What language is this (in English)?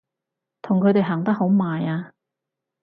Cantonese